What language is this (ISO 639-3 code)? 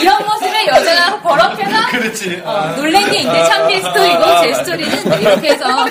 kor